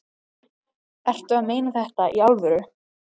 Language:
Icelandic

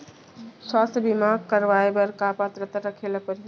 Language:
Chhattisgarhi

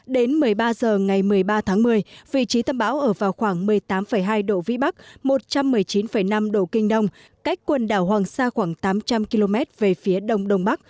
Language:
Vietnamese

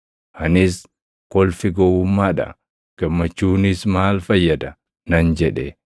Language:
Oromo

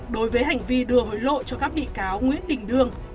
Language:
Vietnamese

